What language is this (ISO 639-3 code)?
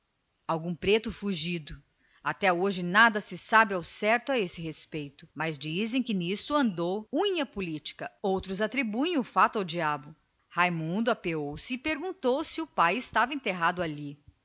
por